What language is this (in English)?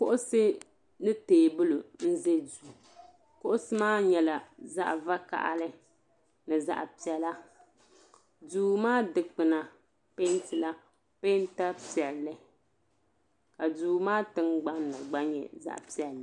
Dagbani